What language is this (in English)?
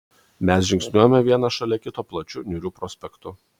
Lithuanian